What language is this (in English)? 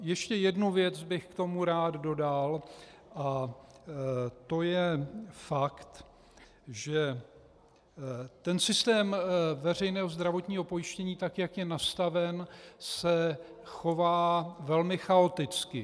Czech